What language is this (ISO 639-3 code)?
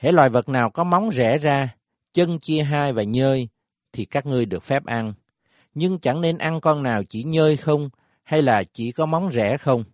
vie